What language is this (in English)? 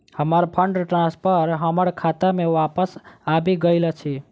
Maithili